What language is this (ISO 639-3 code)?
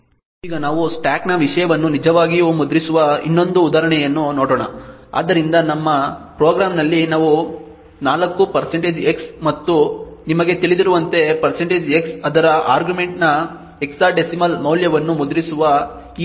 kan